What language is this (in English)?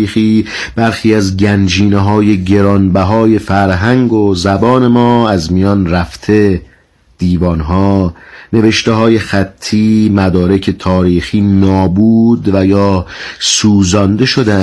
Persian